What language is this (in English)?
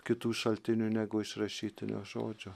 Lithuanian